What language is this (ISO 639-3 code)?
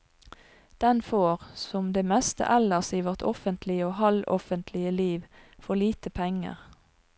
nor